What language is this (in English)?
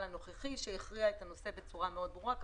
Hebrew